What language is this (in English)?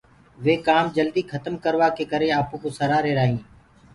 Gurgula